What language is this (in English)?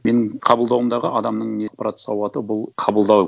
Kazakh